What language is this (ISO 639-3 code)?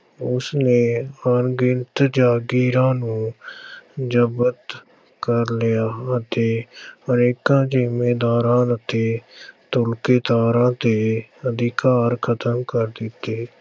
pan